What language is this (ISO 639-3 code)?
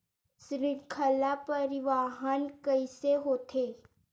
hne